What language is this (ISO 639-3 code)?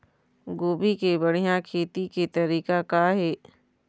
hne